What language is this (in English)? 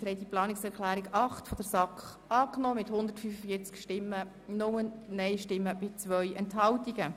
Swiss German